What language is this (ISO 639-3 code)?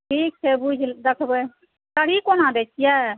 mai